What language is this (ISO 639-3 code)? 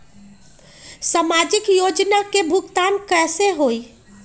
mag